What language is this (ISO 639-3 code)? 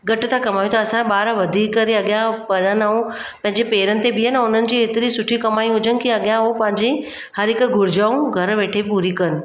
snd